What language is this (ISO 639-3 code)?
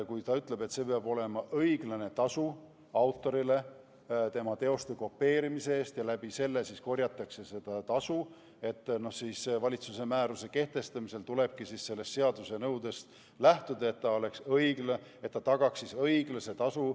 est